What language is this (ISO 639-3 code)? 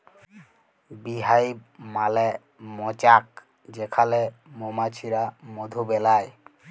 ben